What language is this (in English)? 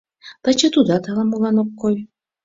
Mari